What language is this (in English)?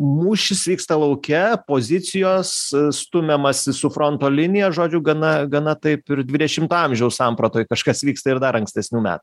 Lithuanian